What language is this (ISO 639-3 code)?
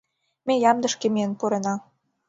chm